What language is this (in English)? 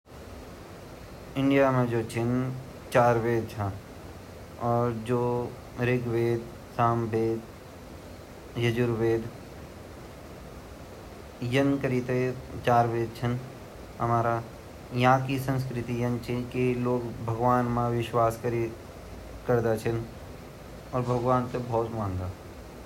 Garhwali